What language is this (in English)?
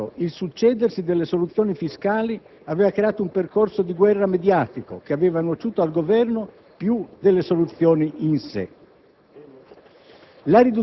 Italian